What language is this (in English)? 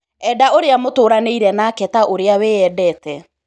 Kikuyu